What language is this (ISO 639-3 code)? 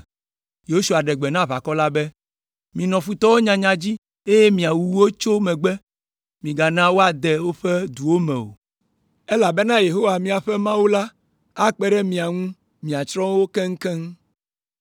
ewe